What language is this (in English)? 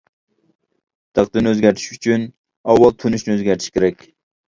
Uyghur